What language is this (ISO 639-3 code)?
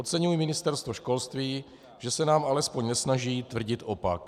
ces